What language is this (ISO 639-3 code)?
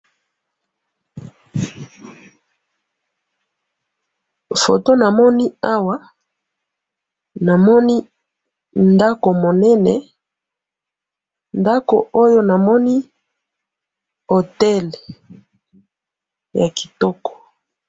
lin